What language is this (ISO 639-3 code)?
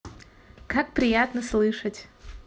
rus